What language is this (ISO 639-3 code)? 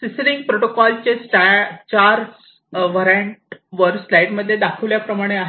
mar